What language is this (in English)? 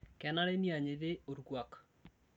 Masai